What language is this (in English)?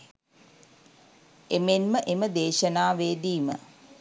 Sinhala